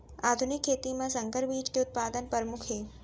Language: Chhattisgarhi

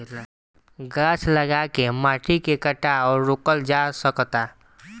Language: Bhojpuri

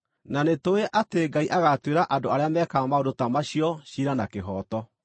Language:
Kikuyu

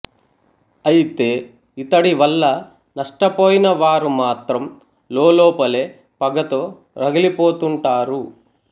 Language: Telugu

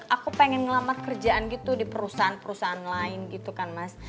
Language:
Indonesian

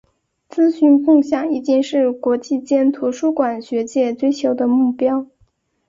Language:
Chinese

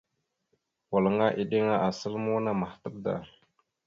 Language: Mada (Cameroon)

